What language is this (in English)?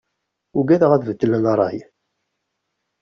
Kabyle